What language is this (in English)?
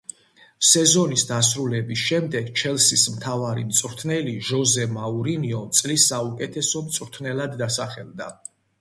Georgian